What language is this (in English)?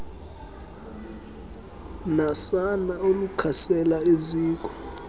Xhosa